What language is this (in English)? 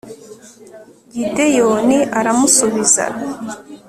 Kinyarwanda